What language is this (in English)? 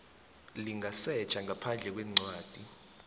South Ndebele